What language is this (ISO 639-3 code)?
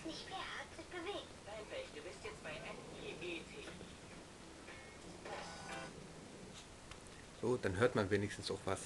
deu